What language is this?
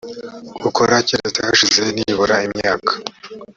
Kinyarwanda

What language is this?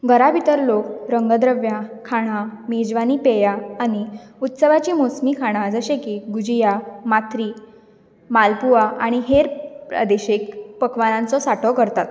Konkani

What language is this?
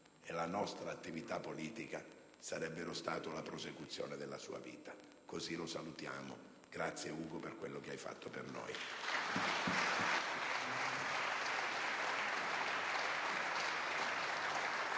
Italian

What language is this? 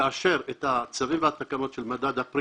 Hebrew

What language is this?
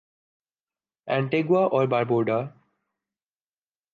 Urdu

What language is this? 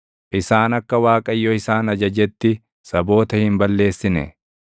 Oromo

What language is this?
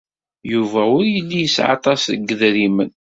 Kabyle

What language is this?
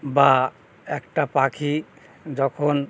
Bangla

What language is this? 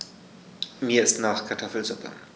German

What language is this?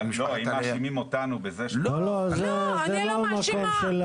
Hebrew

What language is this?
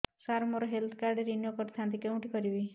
Odia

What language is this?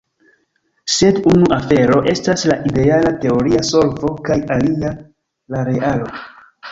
Esperanto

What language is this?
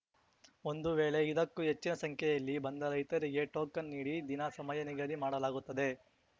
Kannada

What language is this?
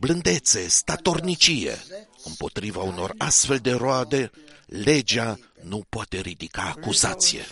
Romanian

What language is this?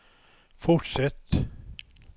Swedish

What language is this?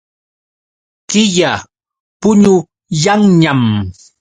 Yauyos Quechua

